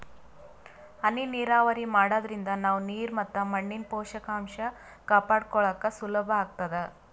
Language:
Kannada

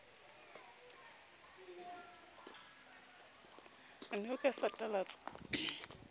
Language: Southern Sotho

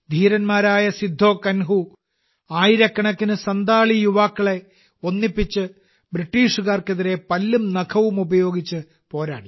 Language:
Malayalam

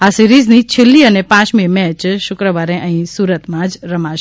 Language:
Gujarati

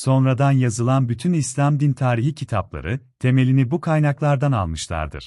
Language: Turkish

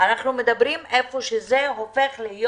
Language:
Hebrew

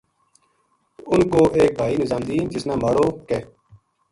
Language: Gujari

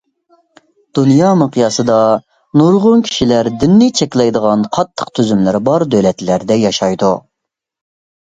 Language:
Uyghur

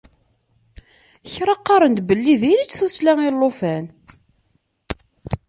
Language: Kabyle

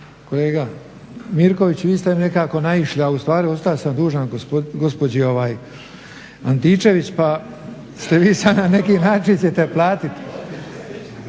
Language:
Croatian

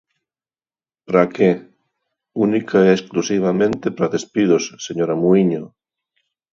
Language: Galician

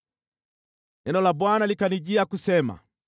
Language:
Swahili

